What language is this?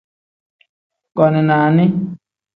Tem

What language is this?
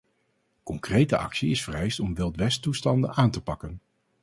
Dutch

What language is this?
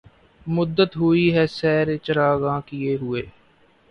Urdu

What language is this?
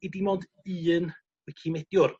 Welsh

